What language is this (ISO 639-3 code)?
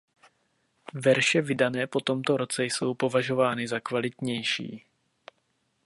ces